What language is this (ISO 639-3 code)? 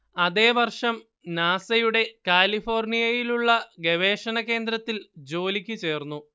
mal